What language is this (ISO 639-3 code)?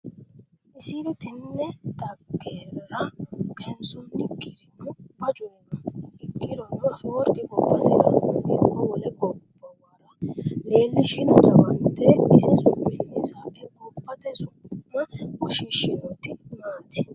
sid